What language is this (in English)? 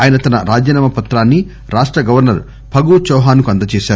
Telugu